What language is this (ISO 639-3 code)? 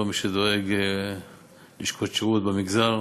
heb